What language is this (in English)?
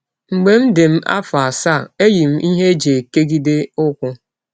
Igbo